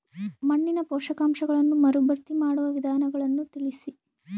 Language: Kannada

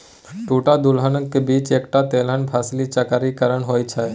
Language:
Maithili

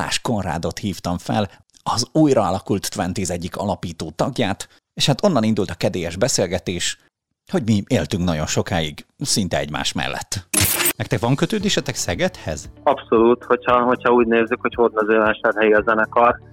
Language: Hungarian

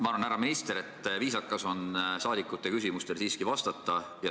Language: Estonian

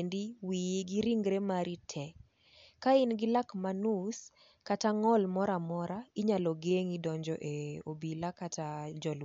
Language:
Luo (Kenya and Tanzania)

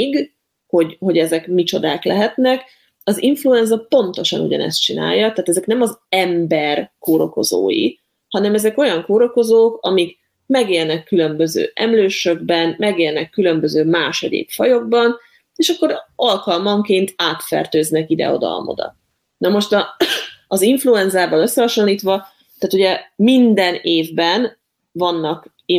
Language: Hungarian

